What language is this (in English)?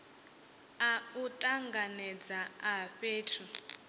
Venda